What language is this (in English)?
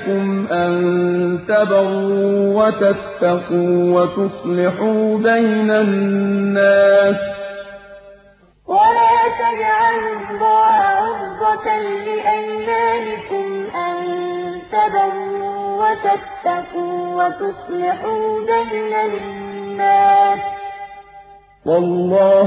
Arabic